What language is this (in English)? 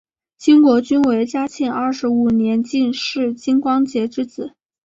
Chinese